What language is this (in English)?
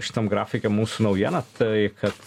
Lithuanian